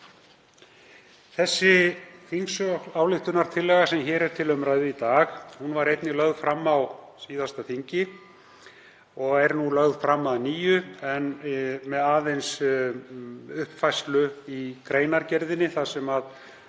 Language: Icelandic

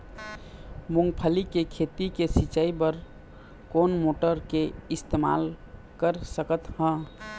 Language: Chhattisgarhi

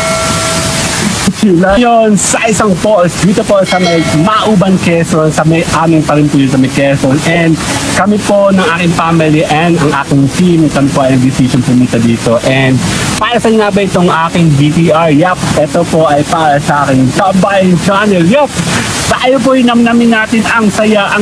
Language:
Filipino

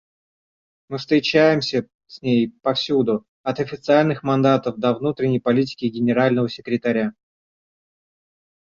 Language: Russian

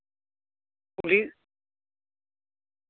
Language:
Santali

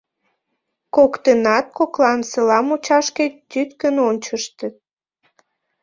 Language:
Mari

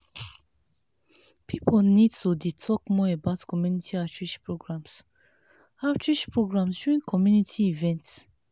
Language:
Nigerian Pidgin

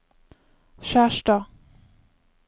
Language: Norwegian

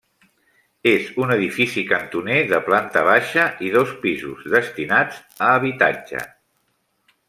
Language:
Catalan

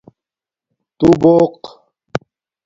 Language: Domaaki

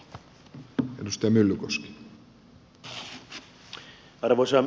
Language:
Finnish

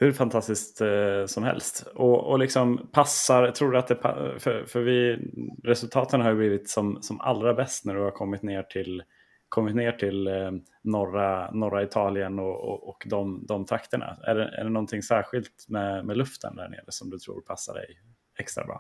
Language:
Swedish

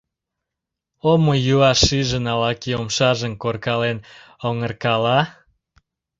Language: Mari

